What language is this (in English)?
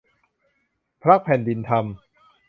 Thai